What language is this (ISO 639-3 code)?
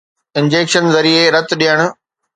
snd